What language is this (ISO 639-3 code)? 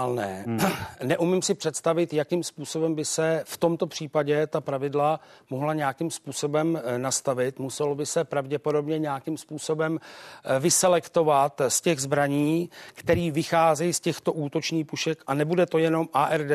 ces